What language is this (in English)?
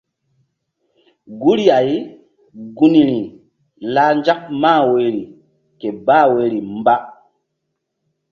Mbum